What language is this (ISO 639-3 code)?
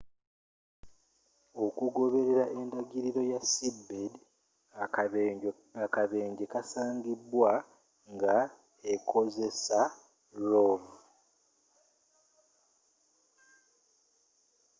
lug